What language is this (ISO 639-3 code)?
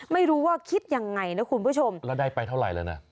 tha